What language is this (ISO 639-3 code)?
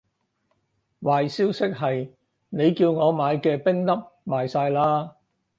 yue